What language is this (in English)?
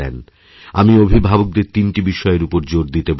Bangla